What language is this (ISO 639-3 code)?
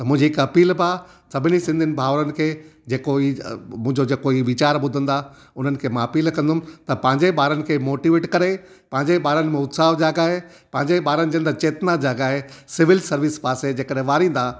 snd